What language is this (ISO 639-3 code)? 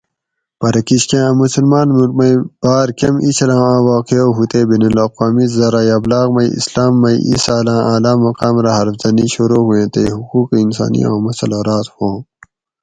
gwc